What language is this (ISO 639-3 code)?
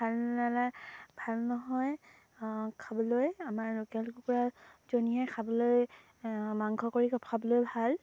asm